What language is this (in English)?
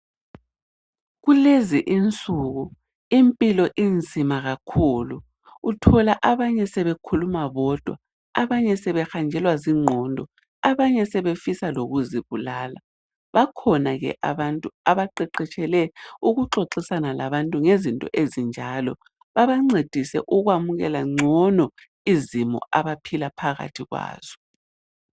North Ndebele